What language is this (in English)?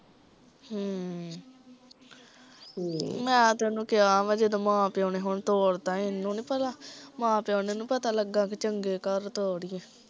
Punjabi